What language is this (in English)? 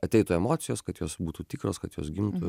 Lithuanian